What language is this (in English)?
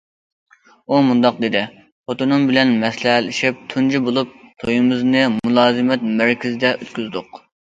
Uyghur